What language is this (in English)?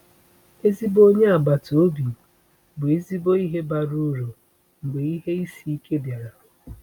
Igbo